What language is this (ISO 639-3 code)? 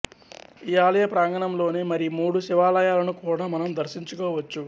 tel